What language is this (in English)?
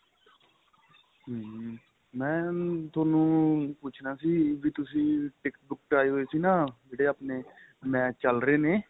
Punjabi